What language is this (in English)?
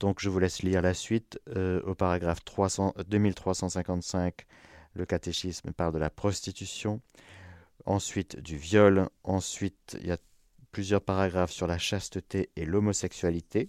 French